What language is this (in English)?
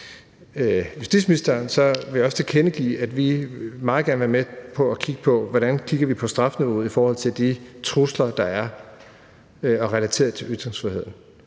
Danish